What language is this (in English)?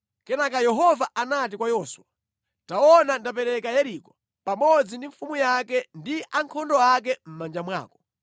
Nyanja